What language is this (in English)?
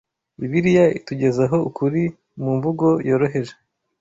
Kinyarwanda